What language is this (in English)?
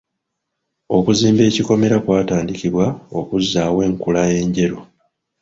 Ganda